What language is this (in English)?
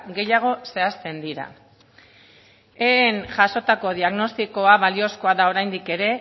Basque